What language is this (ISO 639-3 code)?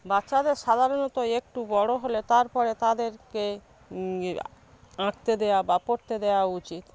ben